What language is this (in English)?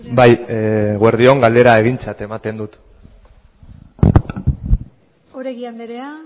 Basque